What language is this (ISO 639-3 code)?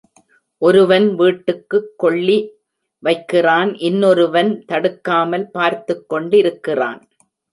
tam